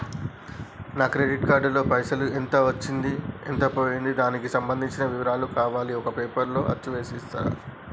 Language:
Telugu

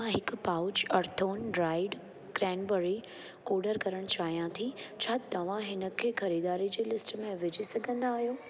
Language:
Sindhi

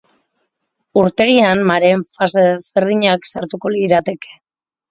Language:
Basque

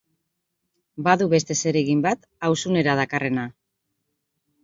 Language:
Basque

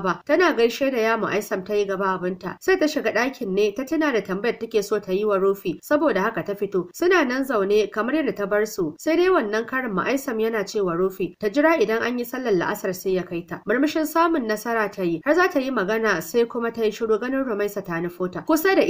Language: Arabic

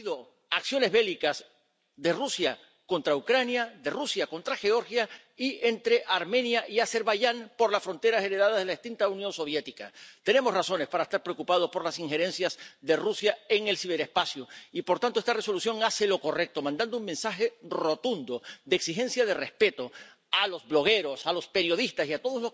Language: Spanish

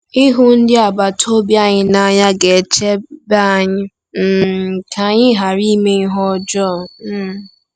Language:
Igbo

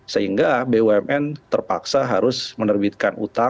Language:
Indonesian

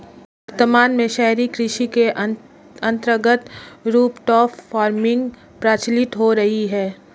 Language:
Hindi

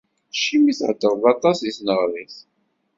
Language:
Kabyle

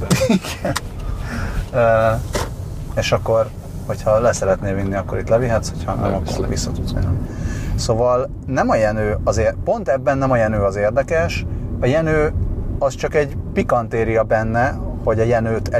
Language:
Hungarian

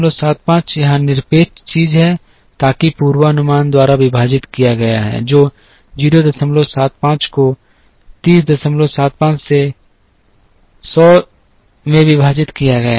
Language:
Hindi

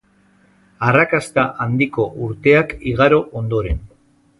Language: Basque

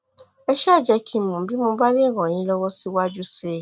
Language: Yoruba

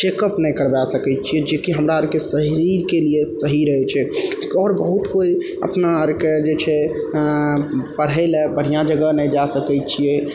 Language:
Maithili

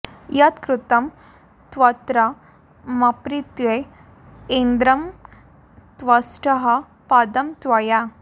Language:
Sanskrit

